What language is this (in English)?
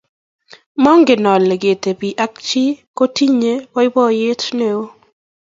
Kalenjin